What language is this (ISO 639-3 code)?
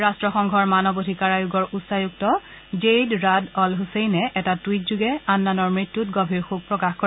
asm